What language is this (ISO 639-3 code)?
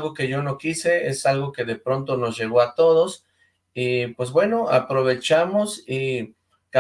spa